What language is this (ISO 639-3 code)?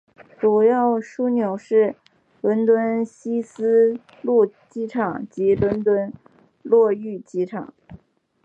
zho